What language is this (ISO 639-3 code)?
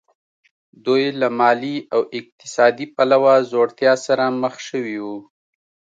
pus